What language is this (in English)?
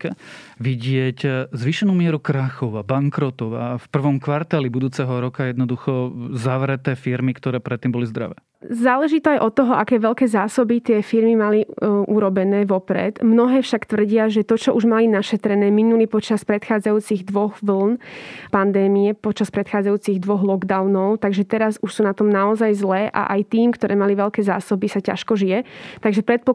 Slovak